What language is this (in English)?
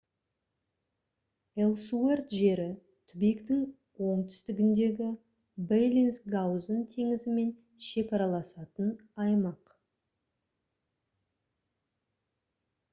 Kazakh